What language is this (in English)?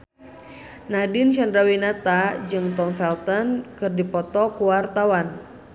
Sundanese